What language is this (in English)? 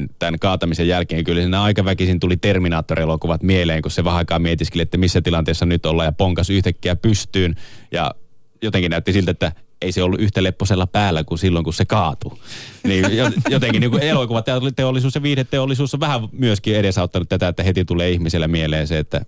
Finnish